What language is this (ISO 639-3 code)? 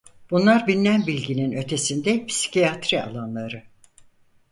tur